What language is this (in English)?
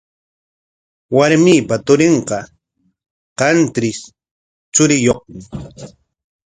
Corongo Ancash Quechua